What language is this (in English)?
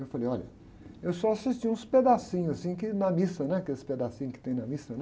Portuguese